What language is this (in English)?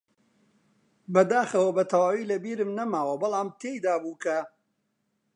Central Kurdish